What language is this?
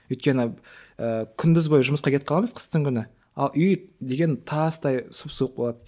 Kazakh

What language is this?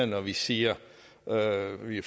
Danish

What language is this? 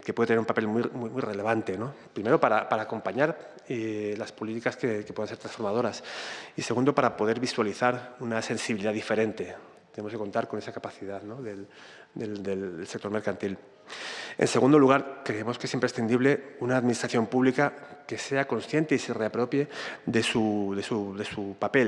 Spanish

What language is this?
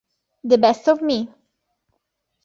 Italian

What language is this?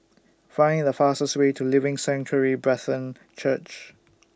English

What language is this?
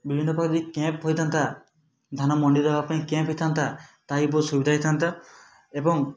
Odia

